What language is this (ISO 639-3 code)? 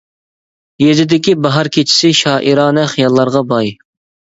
uig